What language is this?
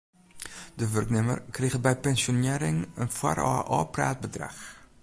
Western Frisian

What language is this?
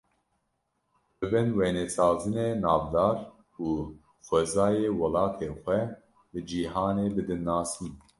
Kurdish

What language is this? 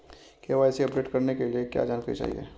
Hindi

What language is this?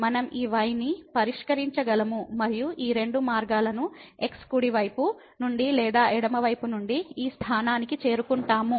Telugu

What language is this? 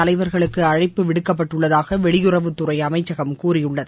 Tamil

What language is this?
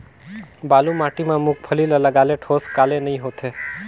Chhattisgarhi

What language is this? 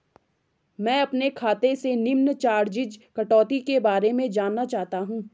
Hindi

